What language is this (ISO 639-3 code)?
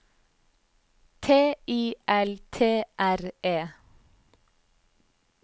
nor